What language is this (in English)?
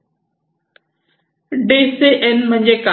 Marathi